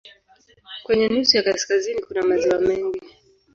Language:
Swahili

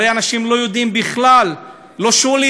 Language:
Hebrew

